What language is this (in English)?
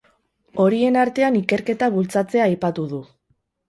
Basque